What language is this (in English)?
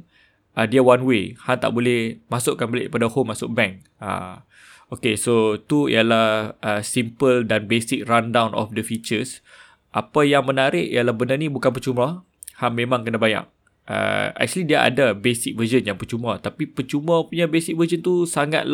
Malay